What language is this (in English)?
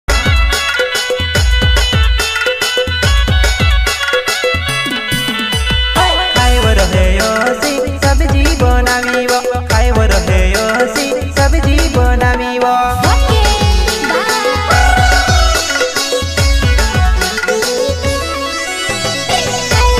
Thai